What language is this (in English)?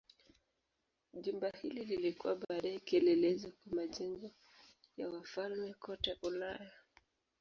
Swahili